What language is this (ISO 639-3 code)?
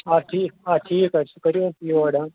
kas